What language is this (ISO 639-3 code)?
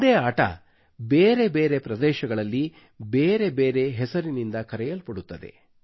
kan